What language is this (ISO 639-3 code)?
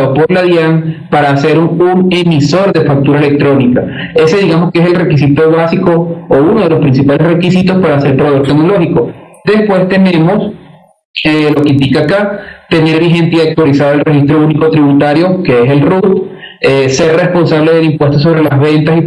spa